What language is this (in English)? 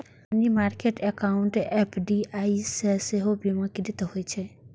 Maithili